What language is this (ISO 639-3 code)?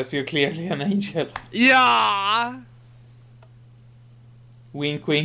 swe